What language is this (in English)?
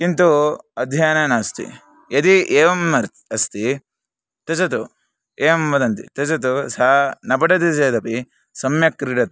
Sanskrit